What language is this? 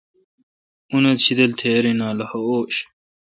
Kalkoti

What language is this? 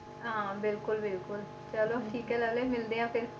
Punjabi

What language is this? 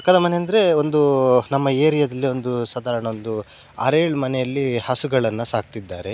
Kannada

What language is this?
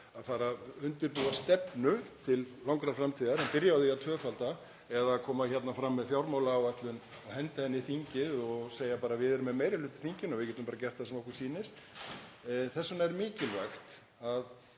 Icelandic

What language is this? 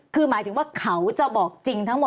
Thai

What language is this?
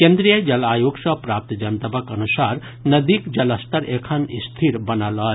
Maithili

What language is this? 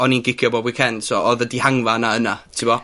Welsh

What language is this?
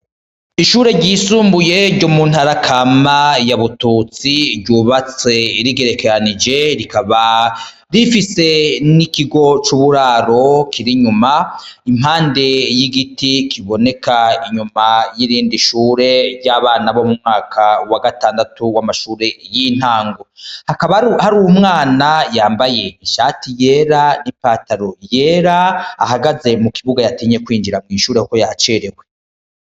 Rundi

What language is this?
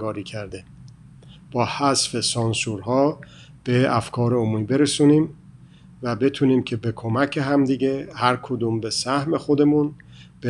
Persian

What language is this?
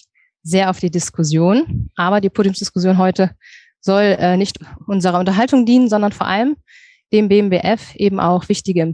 German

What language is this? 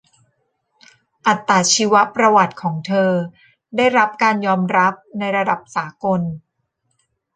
Thai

